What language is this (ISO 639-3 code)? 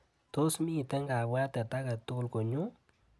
kln